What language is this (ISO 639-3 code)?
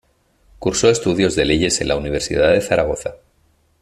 spa